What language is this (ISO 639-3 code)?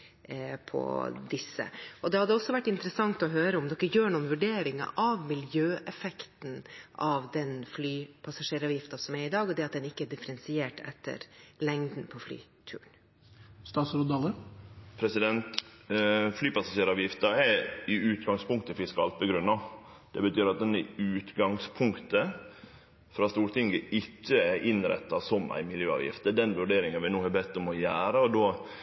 nor